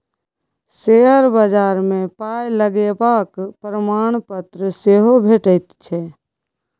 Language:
Maithili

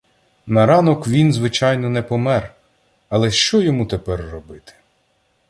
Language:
Ukrainian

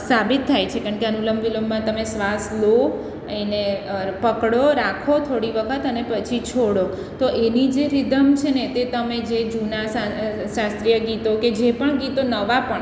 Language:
Gujarati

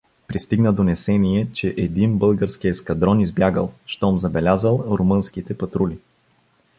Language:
Bulgarian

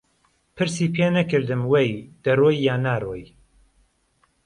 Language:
Central Kurdish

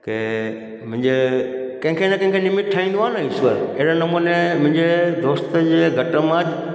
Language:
Sindhi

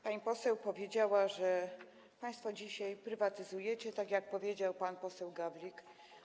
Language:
Polish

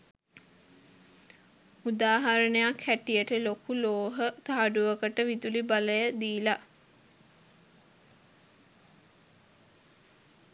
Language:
Sinhala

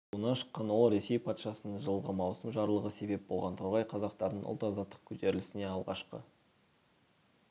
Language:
Kazakh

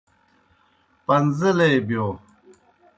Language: Kohistani Shina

